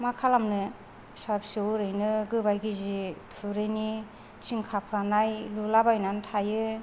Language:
Bodo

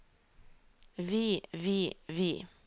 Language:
Norwegian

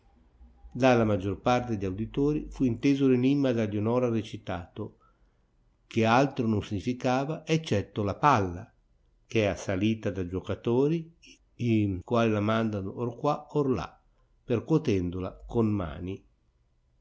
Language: Italian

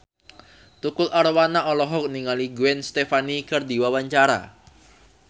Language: Sundanese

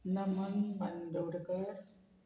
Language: Konkani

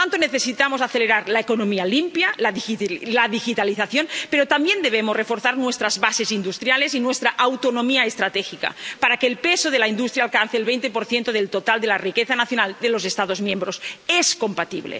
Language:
Spanish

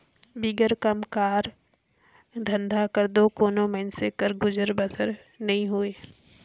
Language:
Chhattisgarhi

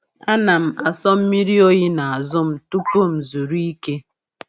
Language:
Igbo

